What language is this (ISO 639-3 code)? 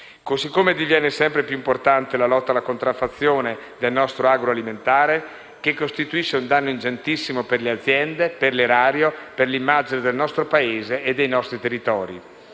ita